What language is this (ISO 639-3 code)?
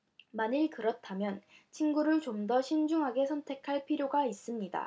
kor